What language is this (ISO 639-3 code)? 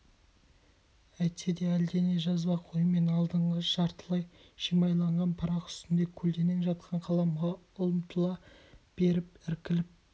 kaz